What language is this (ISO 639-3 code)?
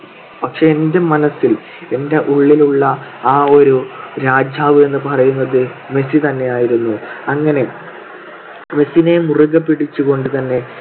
mal